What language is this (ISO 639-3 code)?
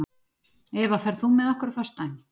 isl